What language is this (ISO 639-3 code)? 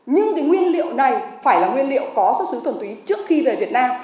vie